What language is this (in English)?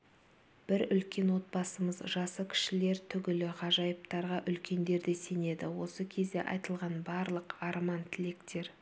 Kazakh